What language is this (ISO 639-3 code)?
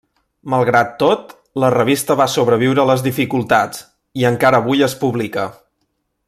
cat